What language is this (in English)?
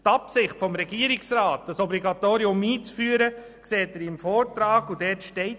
Swiss German